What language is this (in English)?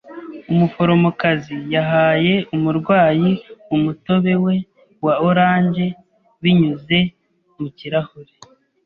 Kinyarwanda